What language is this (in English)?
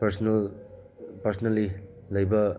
Manipuri